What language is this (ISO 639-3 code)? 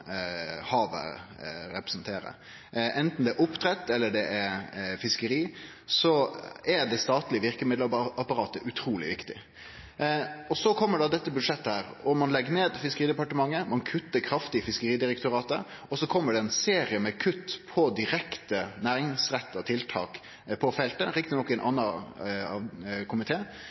nno